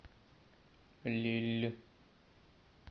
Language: Russian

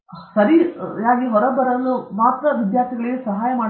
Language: Kannada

